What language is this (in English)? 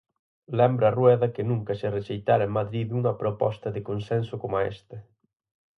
Galician